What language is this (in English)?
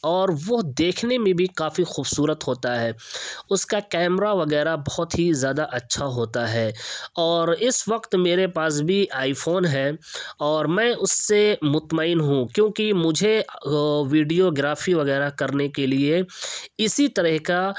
Urdu